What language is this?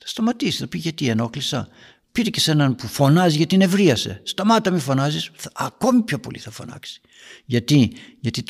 Greek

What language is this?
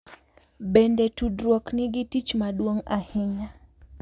Luo (Kenya and Tanzania)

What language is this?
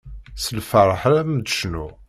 Kabyle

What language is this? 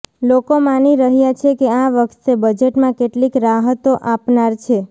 Gujarati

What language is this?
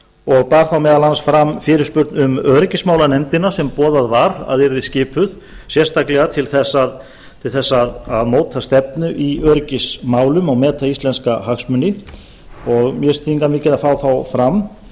Icelandic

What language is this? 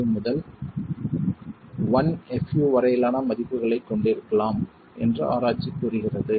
Tamil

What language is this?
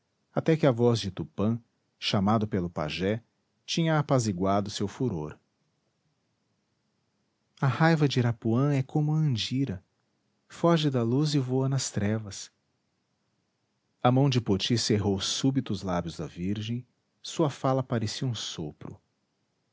Portuguese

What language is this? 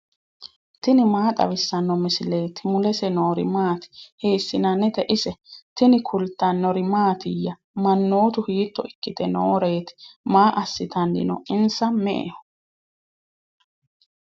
Sidamo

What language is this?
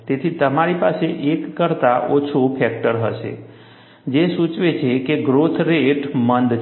Gujarati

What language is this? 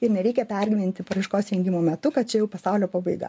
Lithuanian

